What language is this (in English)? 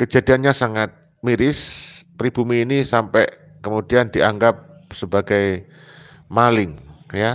Indonesian